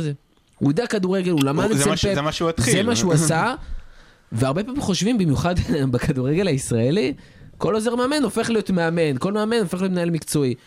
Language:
Hebrew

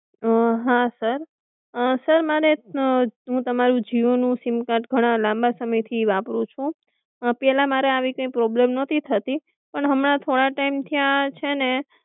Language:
Gujarati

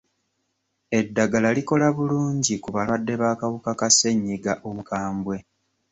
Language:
Ganda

